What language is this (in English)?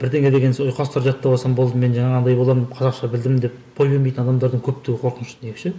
Kazakh